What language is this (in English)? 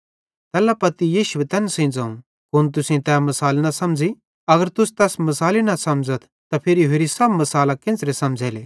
Bhadrawahi